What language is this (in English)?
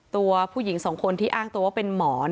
Thai